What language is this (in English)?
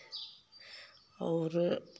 Hindi